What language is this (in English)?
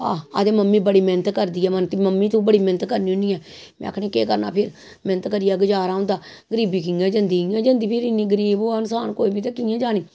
Dogri